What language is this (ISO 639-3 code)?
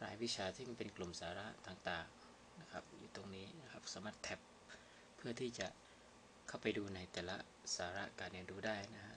tha